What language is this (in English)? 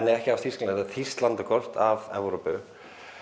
Icelandic